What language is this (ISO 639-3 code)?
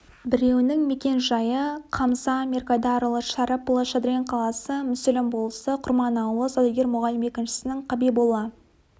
kaz